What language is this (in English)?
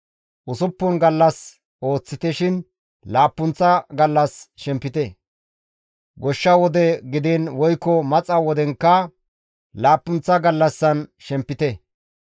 Gamo